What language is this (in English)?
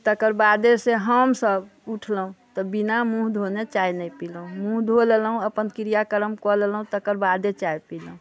Maithili